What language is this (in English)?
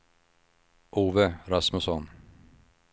Swedish